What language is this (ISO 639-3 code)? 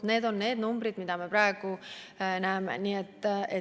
est